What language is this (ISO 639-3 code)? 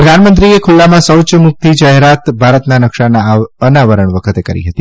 guj